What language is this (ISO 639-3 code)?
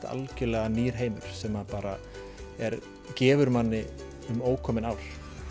isl